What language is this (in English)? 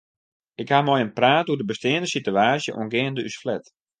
Western Frisian